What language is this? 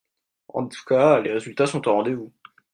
French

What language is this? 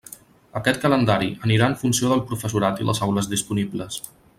Catalan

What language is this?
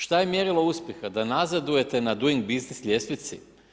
Croatian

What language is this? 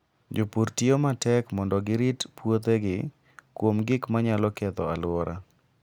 Luo (Kenya and Tanzania)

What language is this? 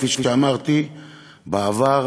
Hebrew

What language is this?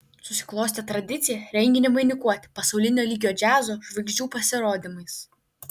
Lithuanian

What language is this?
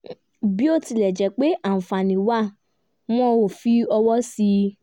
Yoruba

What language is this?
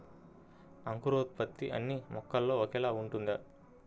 Telugu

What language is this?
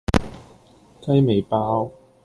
Cantonese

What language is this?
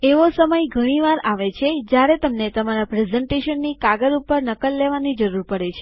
Gujarati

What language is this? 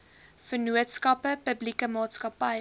Afrikaans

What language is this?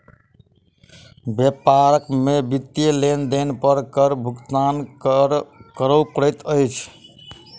Maithili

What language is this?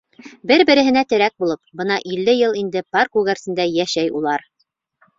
Bashkir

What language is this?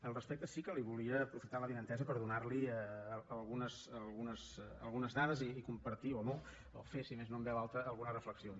Catalan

